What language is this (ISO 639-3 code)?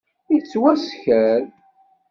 kab